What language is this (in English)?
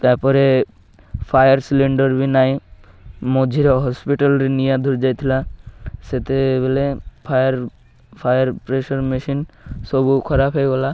Odia